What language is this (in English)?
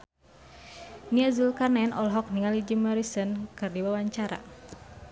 Sundanese